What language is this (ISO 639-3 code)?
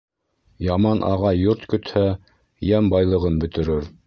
bak